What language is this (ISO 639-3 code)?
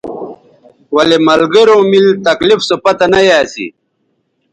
btv